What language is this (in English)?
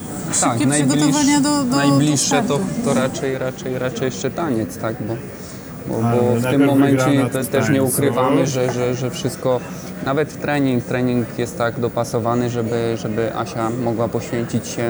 Polish